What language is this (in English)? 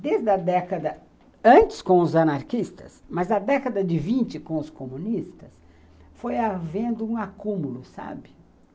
Portuguese